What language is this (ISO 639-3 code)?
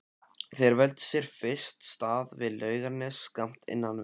isl